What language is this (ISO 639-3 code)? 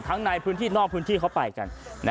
tha